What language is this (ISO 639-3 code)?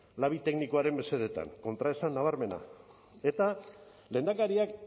eus